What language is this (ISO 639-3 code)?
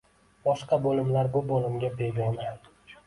uzb